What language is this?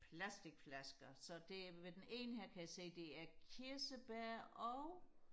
Danish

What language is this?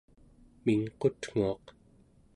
Central Yupik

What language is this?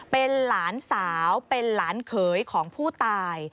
Thai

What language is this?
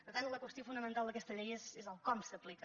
Catalan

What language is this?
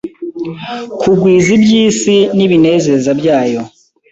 Kinyarwanda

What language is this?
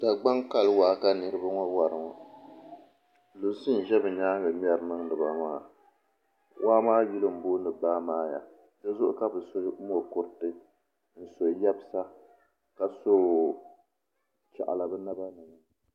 Dagbani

